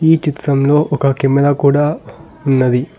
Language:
Telugu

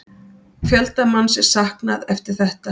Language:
Icelandic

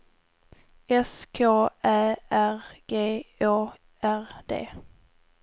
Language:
Swedish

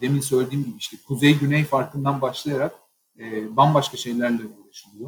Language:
Turkish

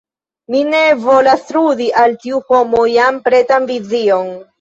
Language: Esperanto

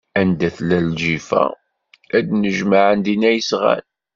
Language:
Kabyle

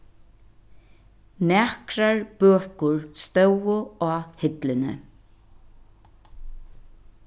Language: Faroese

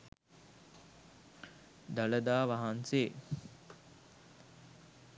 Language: Sinhala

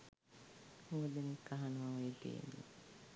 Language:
Sinhala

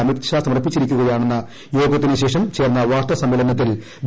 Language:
Malayalam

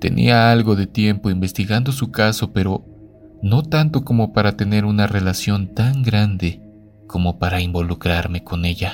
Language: Spanish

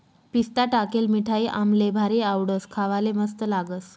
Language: Marathi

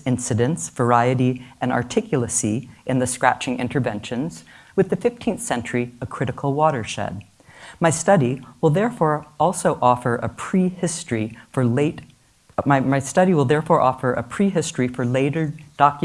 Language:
English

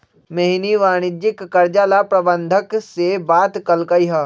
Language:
Magahi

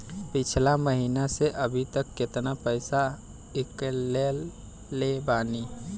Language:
Bhojpuri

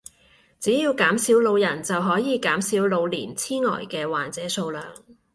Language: Cantonese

